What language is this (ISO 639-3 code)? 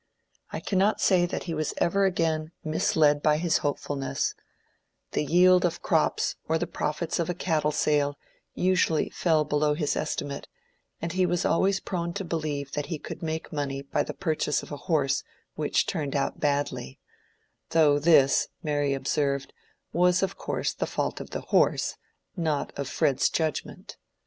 eng